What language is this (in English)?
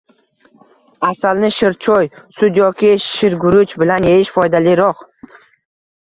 Uzbek